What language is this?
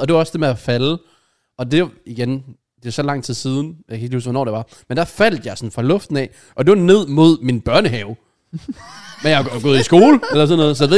Danish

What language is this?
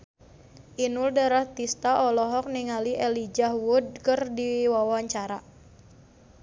Sundanese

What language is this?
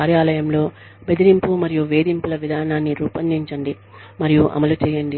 Telugu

